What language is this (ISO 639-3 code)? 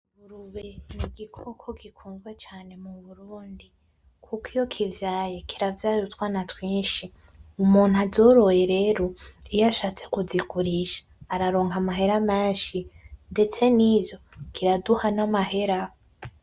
run